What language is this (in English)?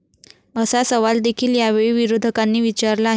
Marathi